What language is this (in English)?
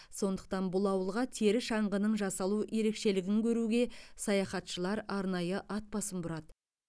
Kazakh